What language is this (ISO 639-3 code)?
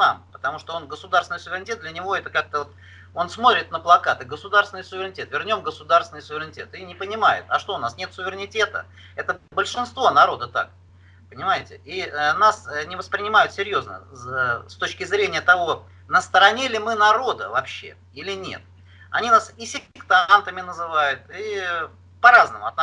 rus